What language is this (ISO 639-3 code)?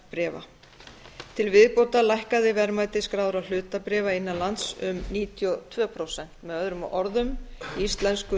isl